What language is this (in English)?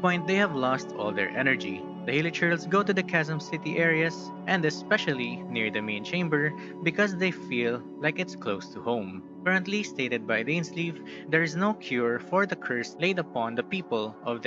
English